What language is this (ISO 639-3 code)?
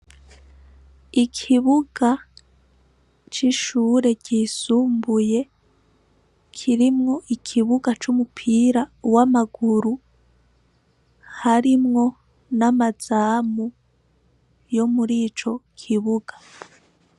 run